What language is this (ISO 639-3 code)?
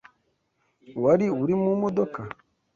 kin